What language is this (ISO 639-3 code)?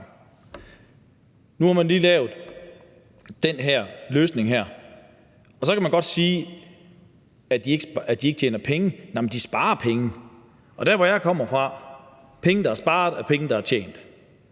dan